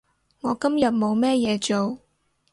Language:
Cantonese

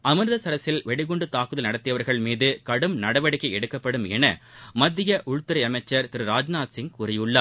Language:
Tamil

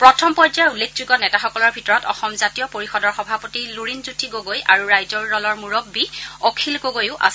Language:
Assamese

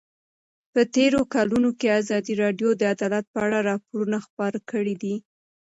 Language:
Pashto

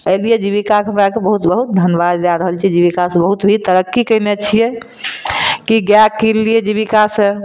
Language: Maithili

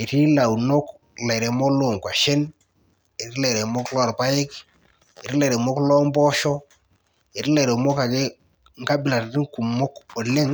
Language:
Masai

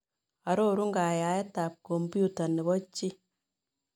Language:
Kalenjin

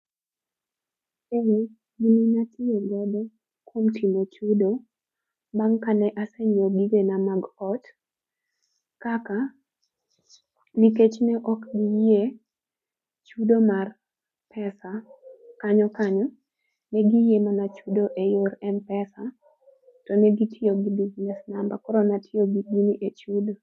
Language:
Luo (Kenya and Tanzania)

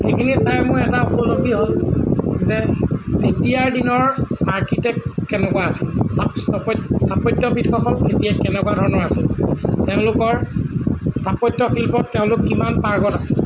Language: Assamese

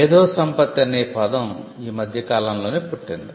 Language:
Telugu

